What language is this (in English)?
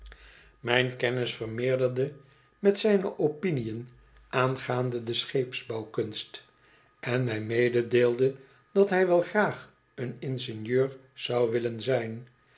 Dutch